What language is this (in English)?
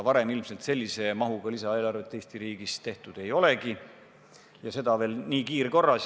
Estonian